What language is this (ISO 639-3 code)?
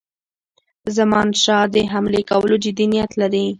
pus